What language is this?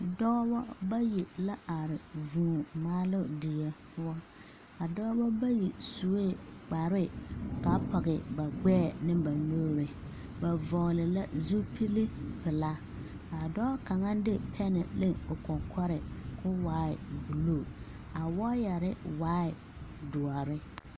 Southern Dagaare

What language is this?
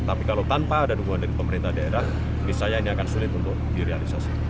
Indonesian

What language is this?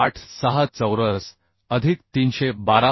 Marathi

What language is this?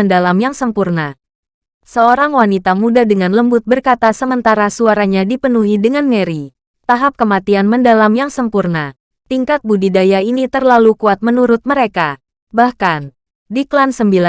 Indonesian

